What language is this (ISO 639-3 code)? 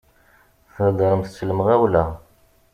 kab